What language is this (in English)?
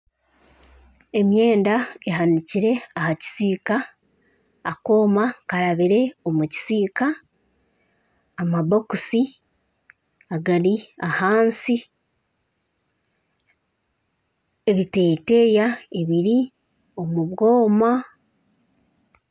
Nyankole